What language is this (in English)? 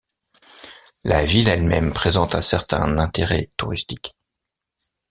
French